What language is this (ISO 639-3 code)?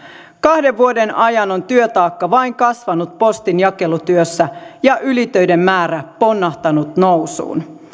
fin